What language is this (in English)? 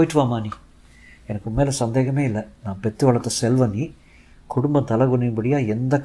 Tamil